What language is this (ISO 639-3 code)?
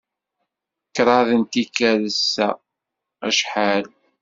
kab